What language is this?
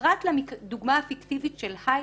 Hebrew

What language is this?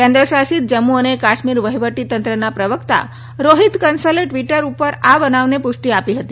Gujarati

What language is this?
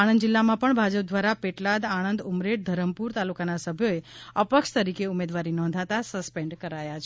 Gujarati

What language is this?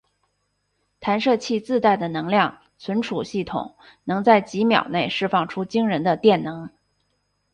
Chinese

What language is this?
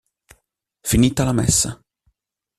Italian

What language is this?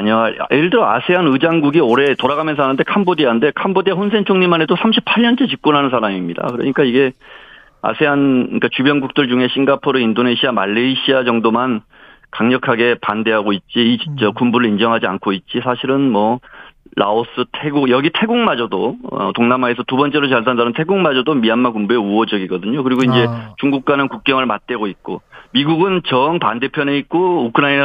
Korean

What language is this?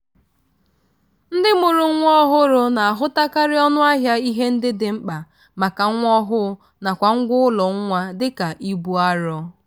Igbo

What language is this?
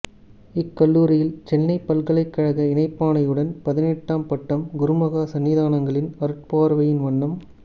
Tamil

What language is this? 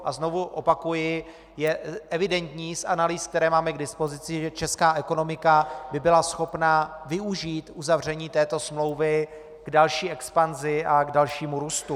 Czech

